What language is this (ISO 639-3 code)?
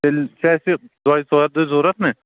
kas